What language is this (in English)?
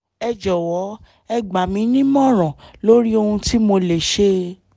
Yoruba